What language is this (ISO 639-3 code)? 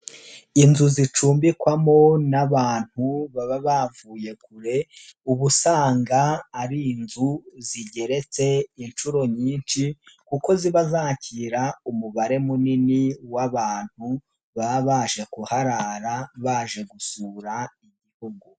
kin